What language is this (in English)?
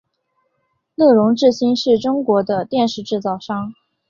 Chinese